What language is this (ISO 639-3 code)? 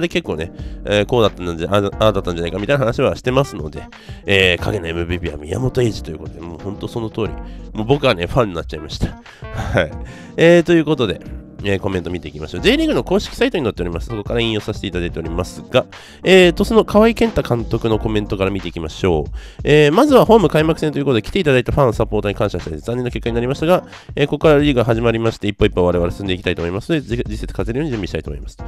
jpn